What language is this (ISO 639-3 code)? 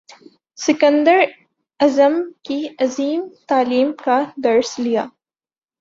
urd